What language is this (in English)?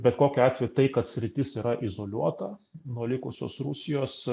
Lithuanian